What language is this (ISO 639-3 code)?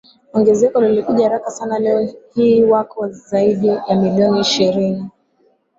swa